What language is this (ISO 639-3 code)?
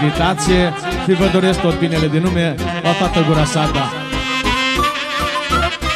ron